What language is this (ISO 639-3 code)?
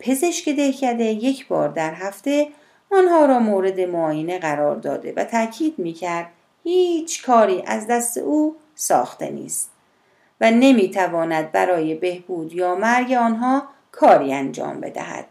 fas